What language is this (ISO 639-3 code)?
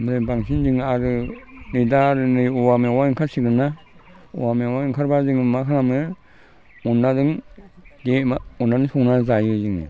brx